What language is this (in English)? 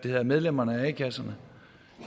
Danish